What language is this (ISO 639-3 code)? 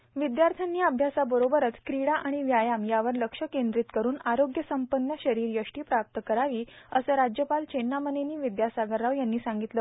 mar